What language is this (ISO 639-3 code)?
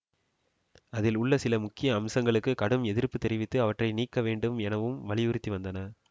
tam